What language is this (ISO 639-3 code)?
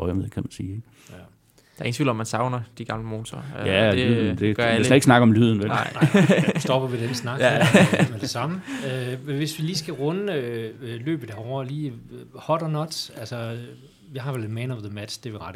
dan